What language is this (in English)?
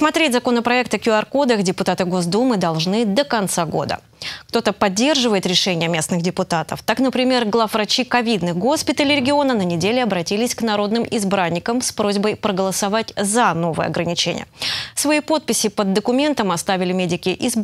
Russian